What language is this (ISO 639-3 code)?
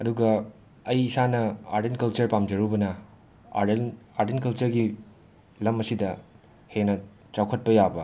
mni